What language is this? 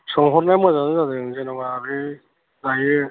Bodo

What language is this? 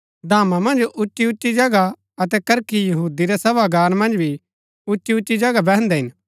Gaddi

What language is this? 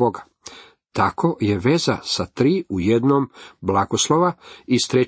Croatian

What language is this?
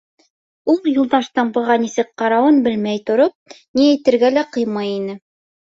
Bashkir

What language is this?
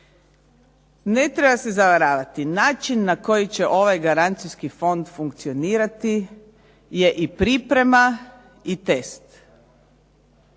Croatian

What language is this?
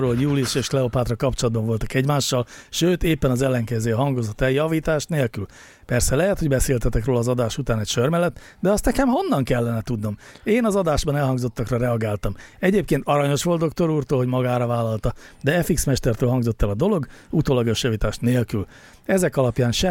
Hungarian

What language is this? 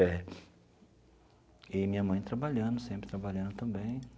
Portuguese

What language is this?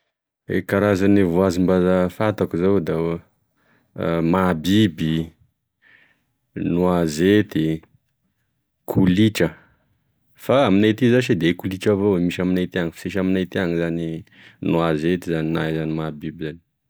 Tesaka Malagasy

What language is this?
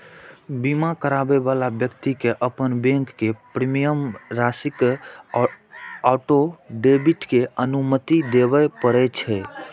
Maithili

